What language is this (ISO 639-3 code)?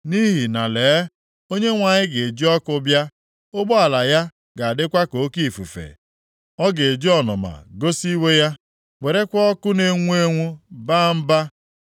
ibo